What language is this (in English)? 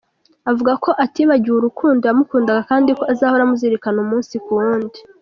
Kinyarwanda